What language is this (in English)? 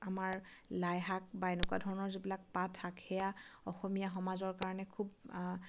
Assamese